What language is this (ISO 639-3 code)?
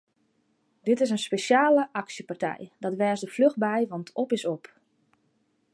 fry